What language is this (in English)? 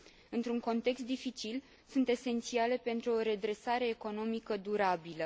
Romanian